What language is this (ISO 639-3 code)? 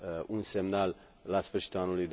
ron